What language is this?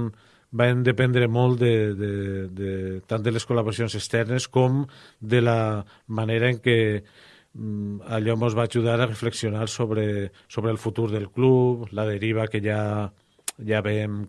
Spanish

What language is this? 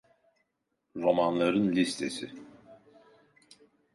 Turkish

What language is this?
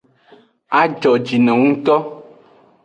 Aja (Benin)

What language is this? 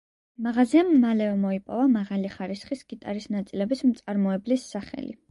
Georgian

